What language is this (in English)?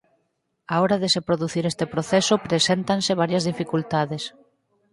Galician